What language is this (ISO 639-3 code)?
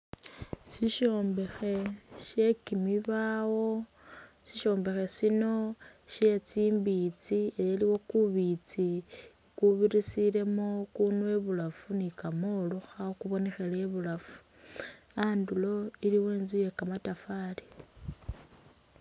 myx